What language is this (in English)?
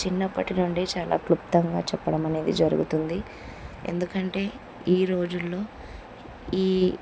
Telugu